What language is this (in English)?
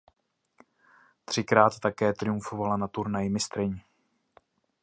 Czech